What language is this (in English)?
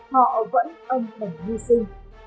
Vietnamese